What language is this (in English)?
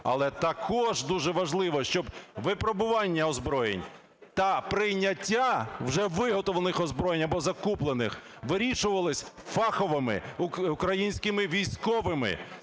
Ukrainian